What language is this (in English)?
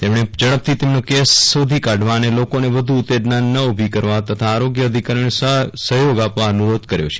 Gujarati